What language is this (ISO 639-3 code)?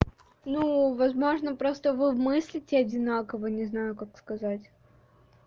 rus